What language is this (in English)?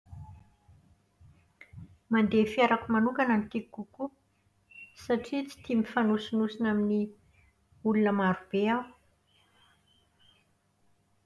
Malagasy